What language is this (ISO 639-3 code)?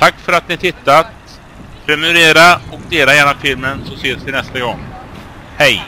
swe